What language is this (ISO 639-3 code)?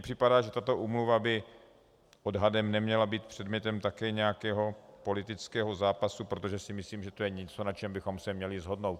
ces